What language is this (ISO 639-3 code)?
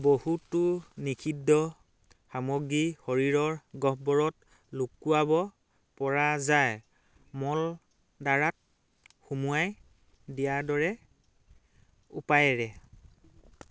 asm